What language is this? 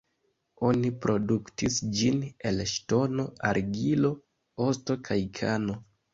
Esperanto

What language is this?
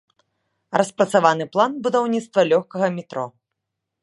Belarusian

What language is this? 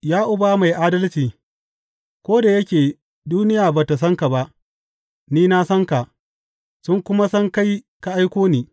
Hausa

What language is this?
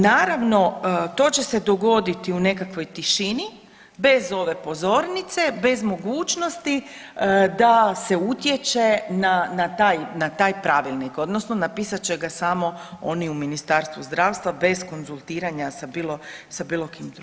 Croatian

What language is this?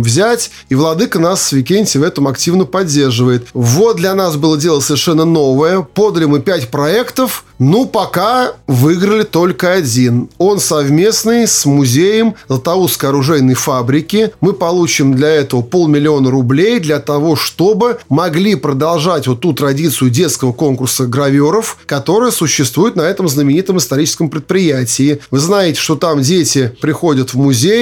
Russian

